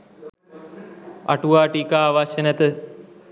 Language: Sinhala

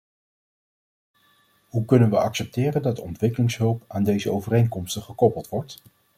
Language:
Dutch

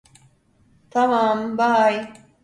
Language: Turkish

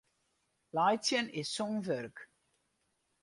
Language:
Western Frisian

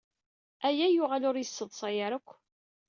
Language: Kabyle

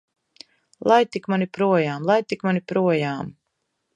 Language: Latvian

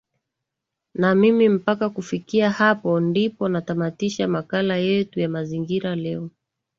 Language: Swahili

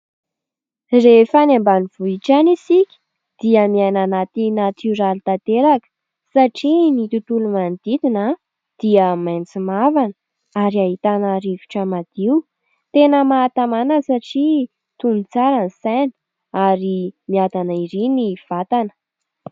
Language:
Malagasy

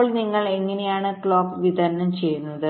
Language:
Malayalam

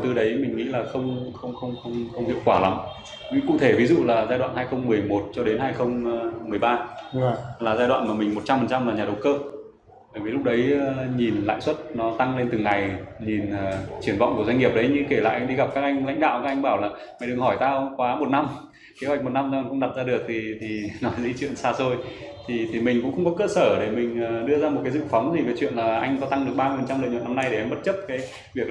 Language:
Vietnamese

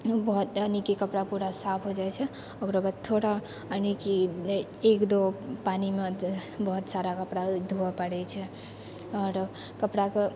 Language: Maithili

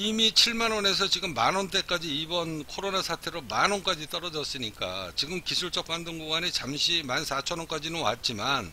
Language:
Korean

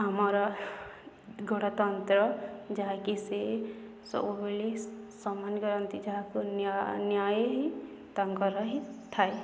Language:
Odia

